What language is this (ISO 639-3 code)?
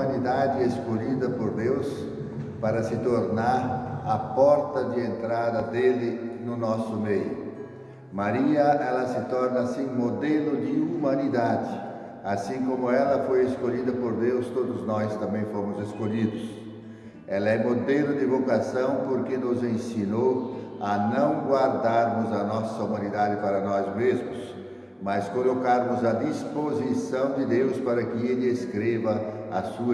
por